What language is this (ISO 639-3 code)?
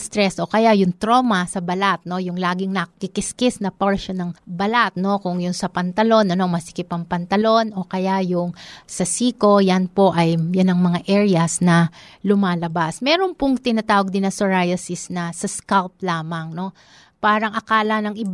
fil